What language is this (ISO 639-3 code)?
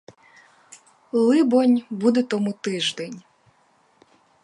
ukr